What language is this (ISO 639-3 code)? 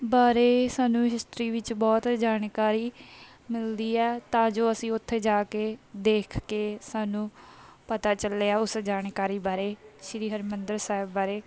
pan